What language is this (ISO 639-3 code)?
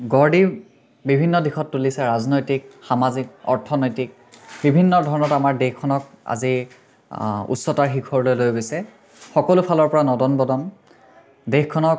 asm